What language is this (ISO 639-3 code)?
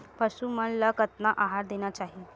hne